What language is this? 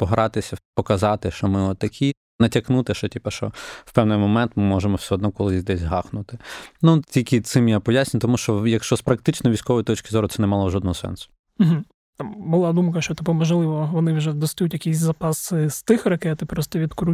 Ukrainian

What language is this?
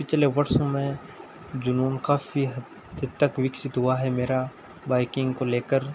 Hindi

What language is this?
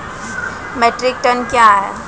Maithili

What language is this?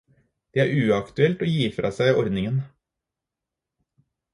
Norwegian Bokmål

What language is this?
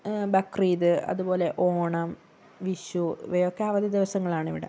Malayalam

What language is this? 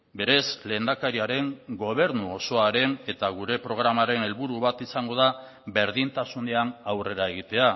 Basque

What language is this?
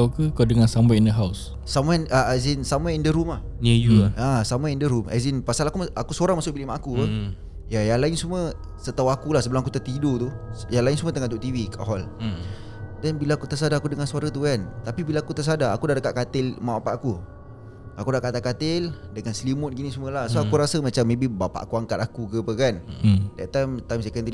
Malay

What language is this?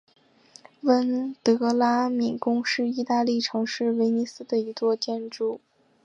Chinese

